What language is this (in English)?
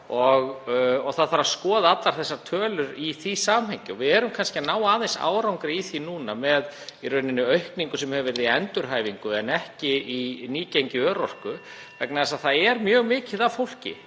Icelandic